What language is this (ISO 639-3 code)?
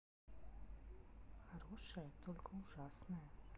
rus